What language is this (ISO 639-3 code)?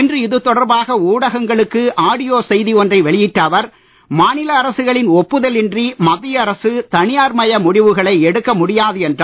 tam